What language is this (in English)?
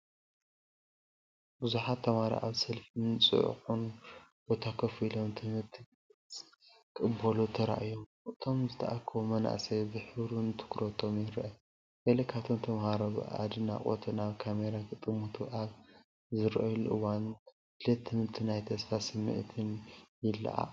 Tigrinya